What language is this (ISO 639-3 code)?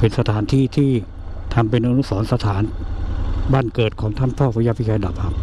tha